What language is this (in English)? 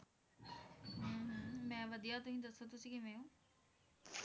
Punjabi